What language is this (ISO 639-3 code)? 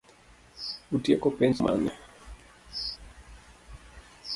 luo